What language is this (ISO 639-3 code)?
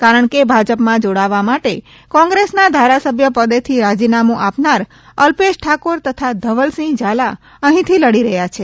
guj